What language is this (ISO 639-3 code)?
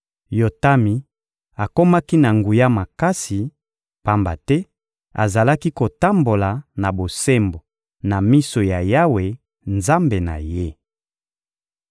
lin